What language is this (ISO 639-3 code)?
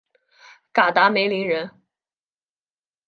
zho